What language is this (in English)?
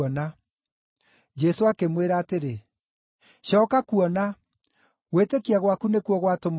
Kikuyu